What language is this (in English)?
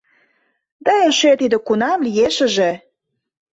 Mari